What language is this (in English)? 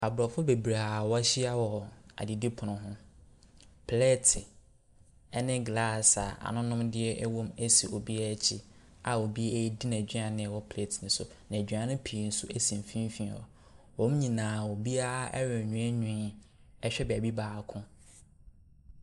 Akan